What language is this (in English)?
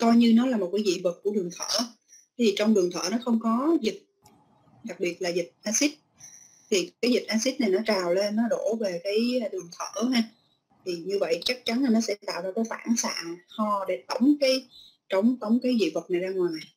Vietnamese